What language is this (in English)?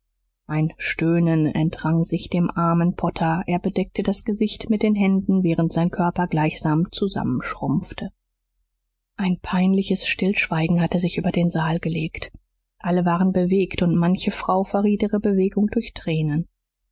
German